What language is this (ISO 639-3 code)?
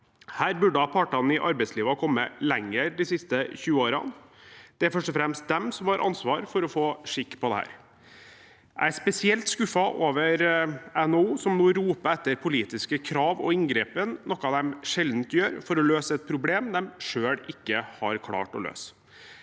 nor